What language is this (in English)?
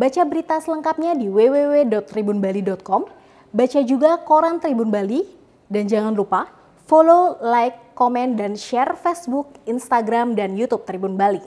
Indonesian